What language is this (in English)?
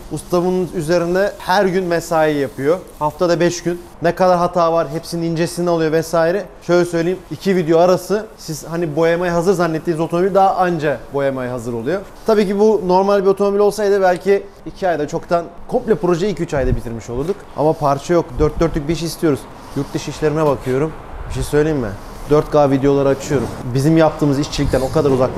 Turkish